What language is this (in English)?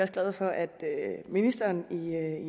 Danish